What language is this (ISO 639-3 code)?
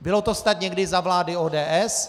ces